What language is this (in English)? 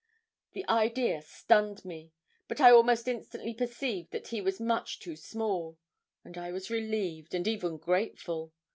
English